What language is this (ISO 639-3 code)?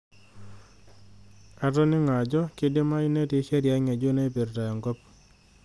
mas